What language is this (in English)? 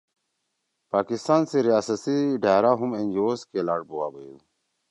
Torwali